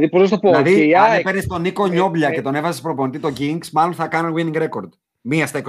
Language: Greek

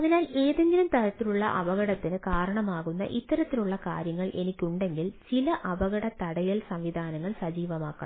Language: Malayalam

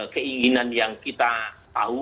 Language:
Indonesian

